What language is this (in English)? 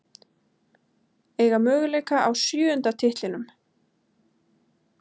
Icelandic